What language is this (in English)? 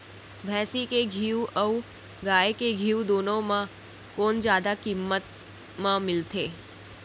Chhattisgarhi